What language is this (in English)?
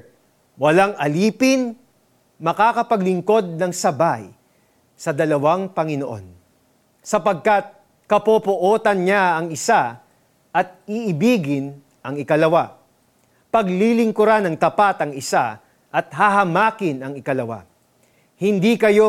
Filipino